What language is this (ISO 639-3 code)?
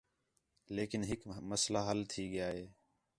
xhe